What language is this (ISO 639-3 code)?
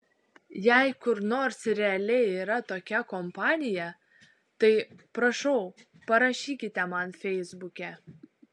lit